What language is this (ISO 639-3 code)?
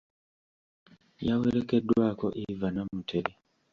lug